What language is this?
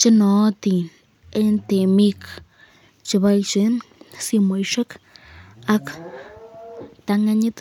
Kalenjin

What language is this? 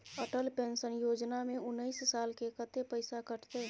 Maithili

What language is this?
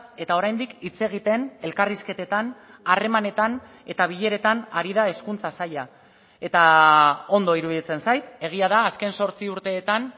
Basque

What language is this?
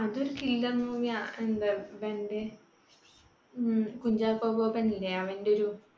Malayalam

